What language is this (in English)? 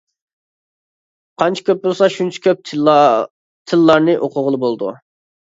Uyghur